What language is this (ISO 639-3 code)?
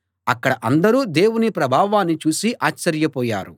tel